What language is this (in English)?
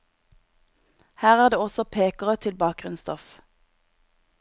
Norwegian